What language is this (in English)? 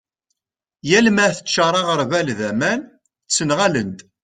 Kabyle